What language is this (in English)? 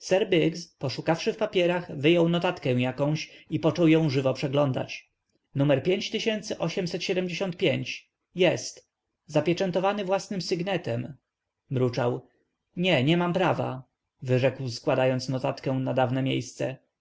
Polish